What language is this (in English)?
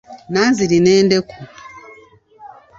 Ganda